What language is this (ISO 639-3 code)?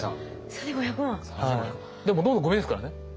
jpn